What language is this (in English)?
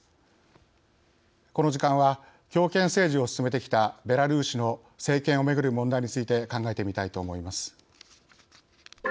Japanese